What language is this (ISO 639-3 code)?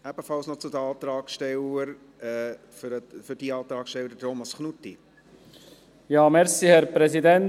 gsw